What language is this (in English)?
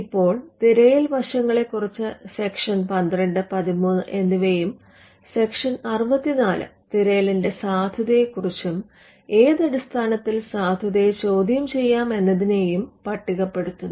Malayalam